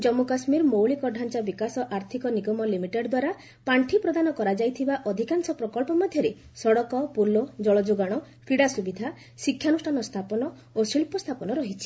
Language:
Odia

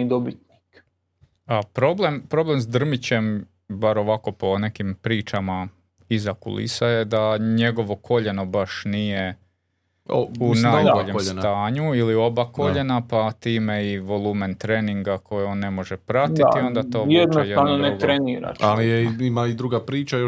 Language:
Croatian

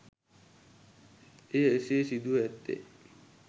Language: Sinhala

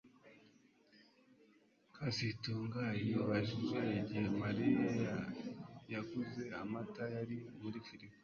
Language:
Kinyarwanda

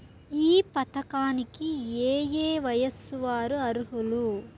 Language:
Telugu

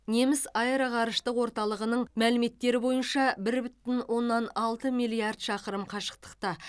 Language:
Kazakh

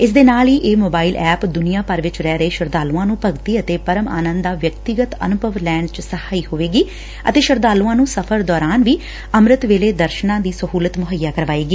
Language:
Punjabi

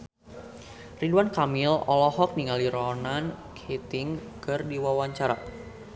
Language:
Sundanese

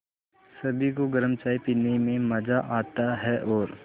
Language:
Hindi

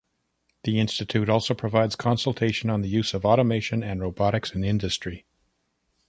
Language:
English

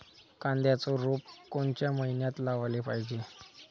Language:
Marathi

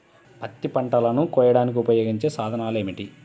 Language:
Telugu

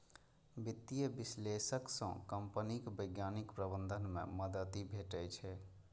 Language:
Maithili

